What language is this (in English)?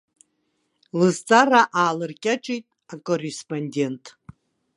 Abkhazian